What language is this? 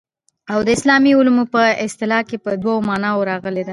Pashto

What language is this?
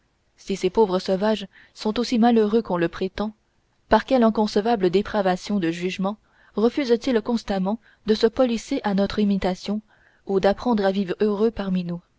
French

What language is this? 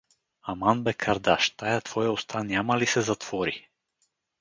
Bulgarian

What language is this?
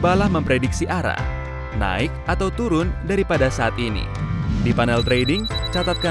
Indonesian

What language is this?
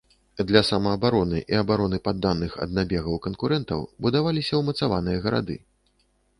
Belarusian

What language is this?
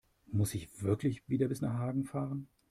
German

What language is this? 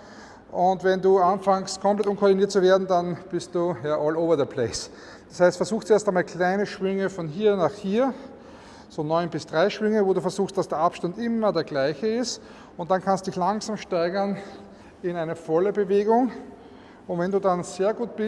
German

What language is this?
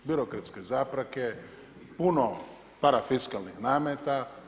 Croatian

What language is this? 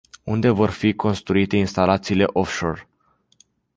Romanian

